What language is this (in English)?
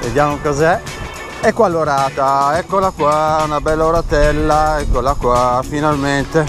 Italian